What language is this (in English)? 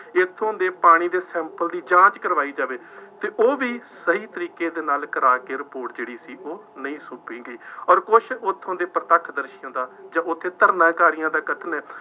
Punjabi